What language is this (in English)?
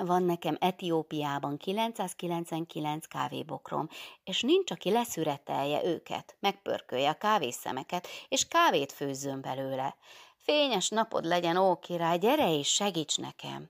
Hungarian